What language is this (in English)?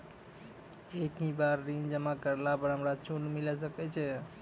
Maithili